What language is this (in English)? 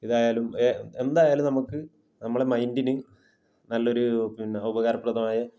Malayalam